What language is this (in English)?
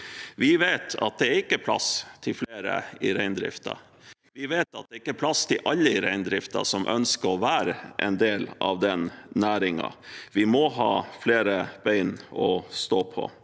Norwegian